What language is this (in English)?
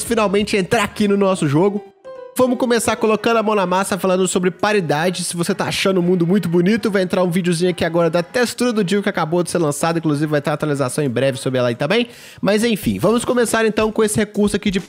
Portuguese